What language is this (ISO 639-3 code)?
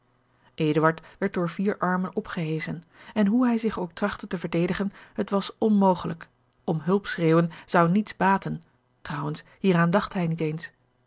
nld